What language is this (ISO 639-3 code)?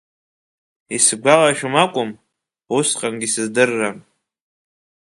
abk